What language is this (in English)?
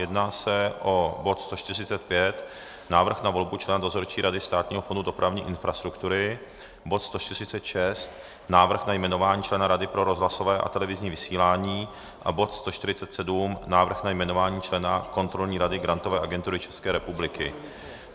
Czech